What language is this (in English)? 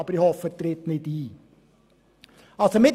Swiss German